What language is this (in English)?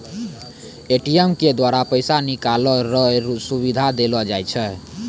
Maithili